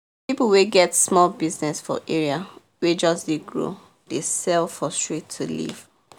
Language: Nigerian Pidgin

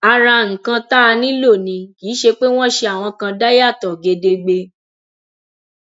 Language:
Yoruba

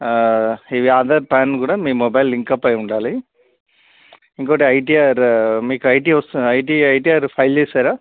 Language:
Telugu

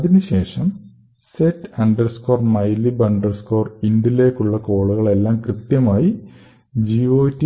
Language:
Malayalam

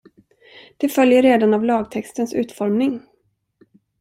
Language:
Swedish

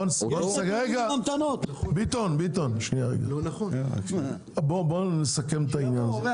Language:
Hebrew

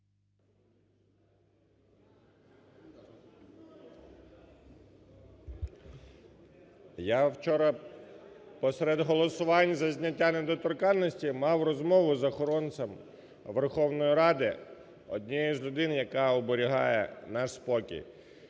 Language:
Ukrainian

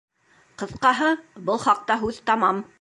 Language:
Bashkir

